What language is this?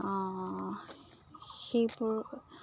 Assamese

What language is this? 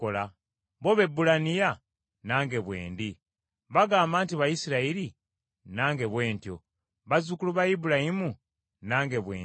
Ganda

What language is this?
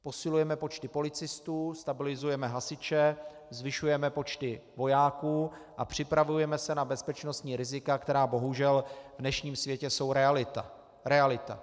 Czech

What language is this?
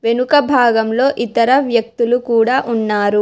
Telugu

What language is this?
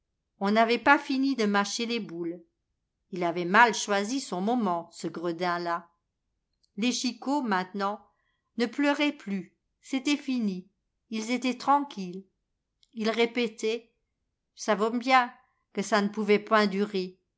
French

